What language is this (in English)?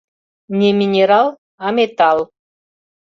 Mari